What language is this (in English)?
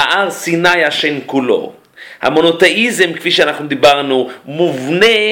Hebrew